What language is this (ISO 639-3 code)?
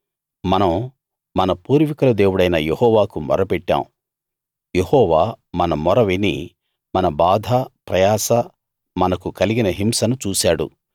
tel